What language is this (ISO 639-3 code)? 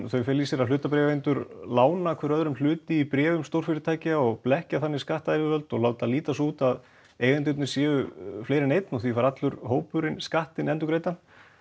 isl